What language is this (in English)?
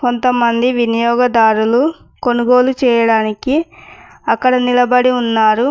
Telugu